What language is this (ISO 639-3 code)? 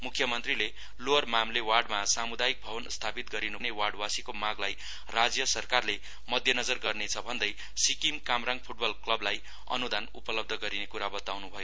nep